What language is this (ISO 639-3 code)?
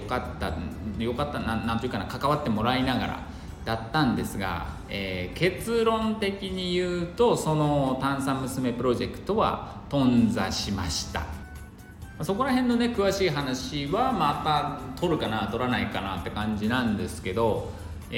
jpn